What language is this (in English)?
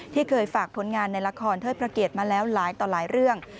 Thai